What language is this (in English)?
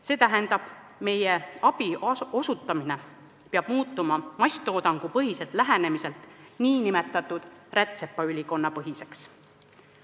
Estonian